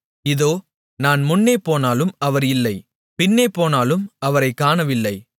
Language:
Tamil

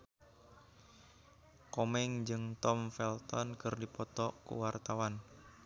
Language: Sundanese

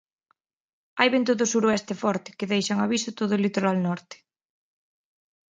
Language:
Galician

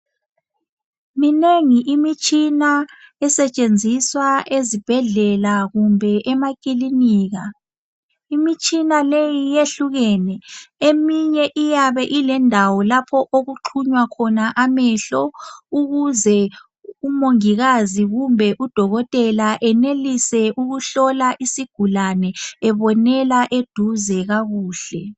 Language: North Ndebele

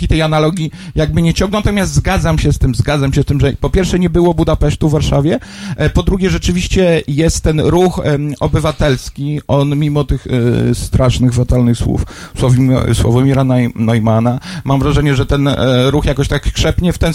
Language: Polish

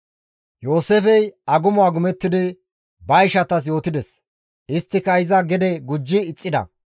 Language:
Gamo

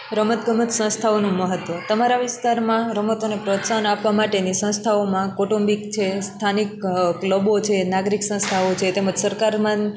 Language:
Gujarati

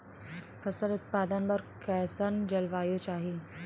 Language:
Chhattisgarhi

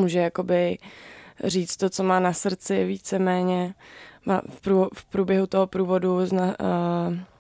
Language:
Czech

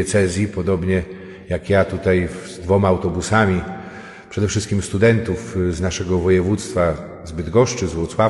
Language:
Polish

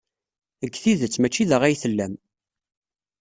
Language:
Kabyle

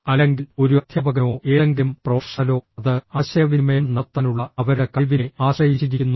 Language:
Malayalam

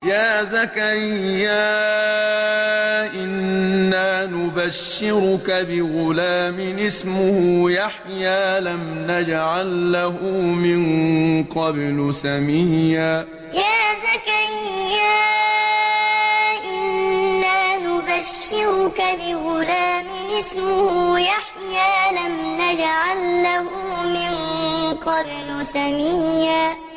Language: Arabic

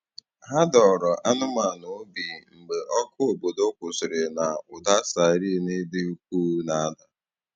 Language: Igbo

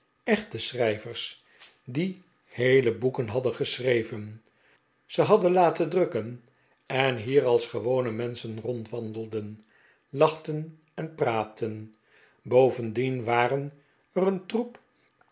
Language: Dutch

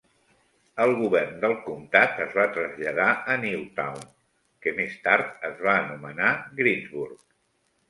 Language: Catalan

